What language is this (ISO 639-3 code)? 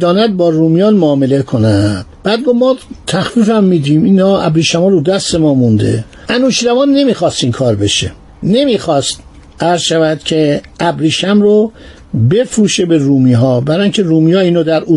fas